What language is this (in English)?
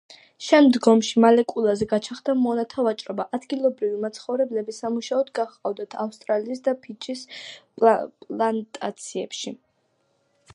Georgian